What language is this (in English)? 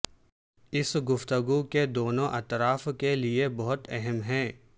Urdu